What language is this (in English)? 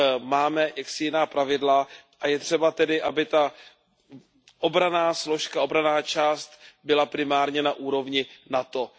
Czech